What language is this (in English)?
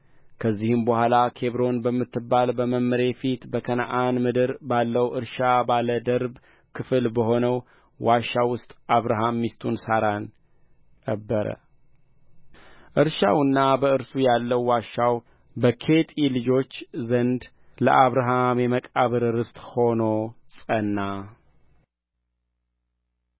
Amharic